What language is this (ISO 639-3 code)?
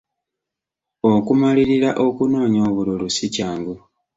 lug